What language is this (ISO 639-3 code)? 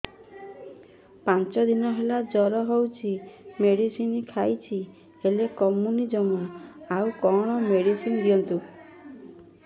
ori